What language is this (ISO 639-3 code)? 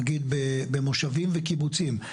heb